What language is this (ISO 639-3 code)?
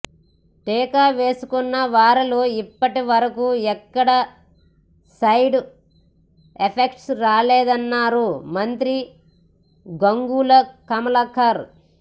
tel